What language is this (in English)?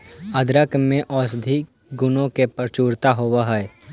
Magahi